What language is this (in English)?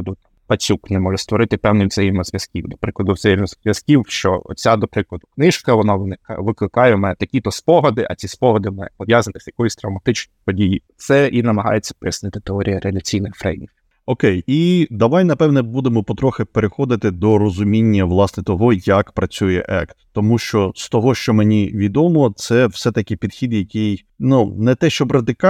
Ukrainian